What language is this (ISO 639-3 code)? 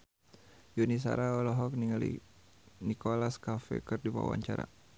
sun